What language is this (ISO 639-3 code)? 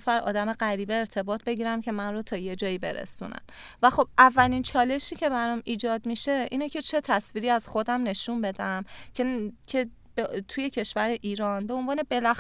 fas